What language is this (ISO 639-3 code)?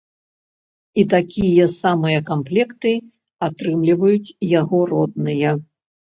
bel